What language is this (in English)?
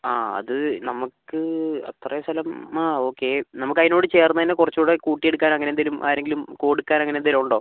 Malayalam